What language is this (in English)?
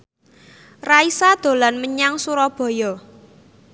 Javanese